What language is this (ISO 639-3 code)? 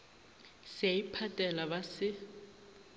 nso